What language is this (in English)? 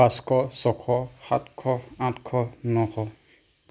Assamese